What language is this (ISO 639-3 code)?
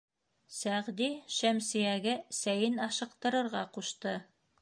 bak